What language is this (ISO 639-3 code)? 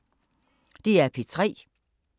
dan